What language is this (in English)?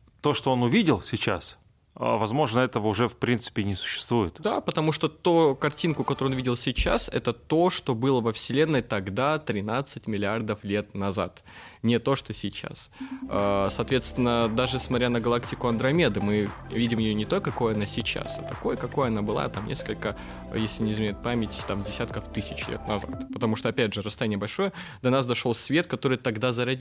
Russian